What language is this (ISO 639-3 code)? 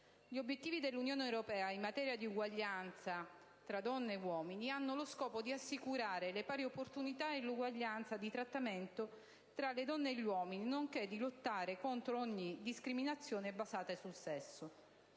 ita